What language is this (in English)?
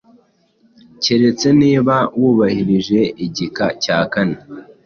Kinyarwanda